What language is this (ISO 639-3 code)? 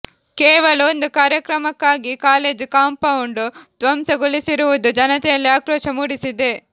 kan